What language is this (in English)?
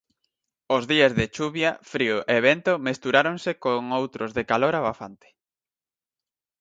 Galician